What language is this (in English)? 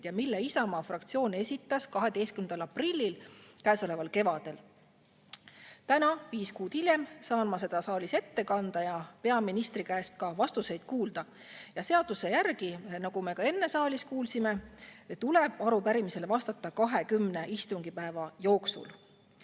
Estonian